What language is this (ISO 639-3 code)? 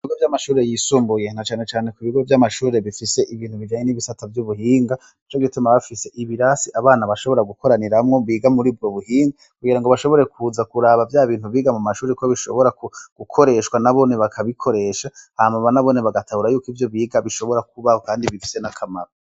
run